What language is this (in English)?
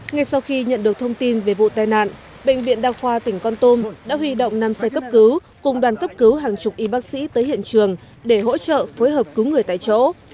Vietnamese